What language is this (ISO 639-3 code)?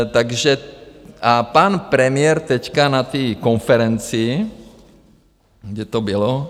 ces